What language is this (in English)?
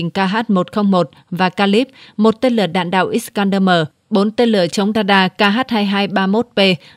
Vietnamese